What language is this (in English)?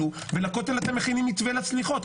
Hebrew